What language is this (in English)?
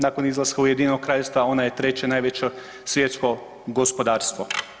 Croatian